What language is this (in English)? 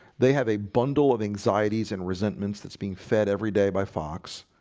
English